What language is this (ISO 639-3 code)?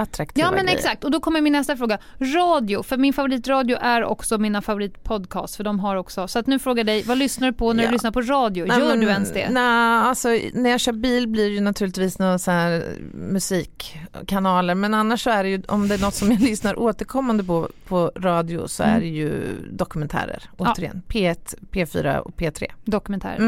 swe